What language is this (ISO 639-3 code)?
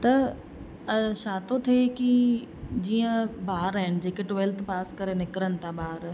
snd